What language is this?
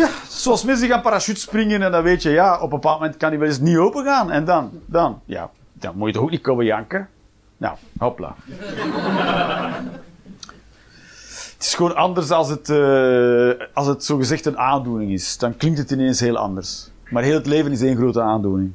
Dutch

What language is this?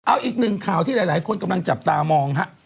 Thai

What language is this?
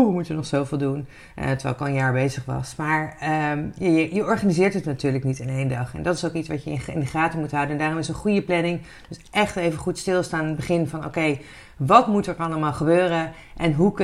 Dutch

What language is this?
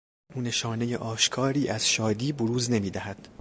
Persian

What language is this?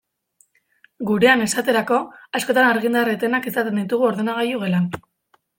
Basque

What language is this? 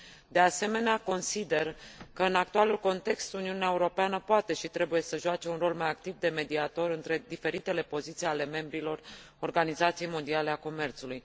Romanian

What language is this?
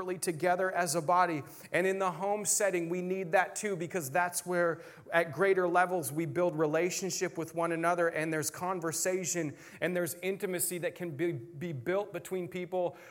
English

